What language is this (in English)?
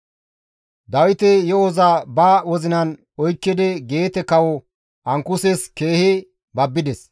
Gamo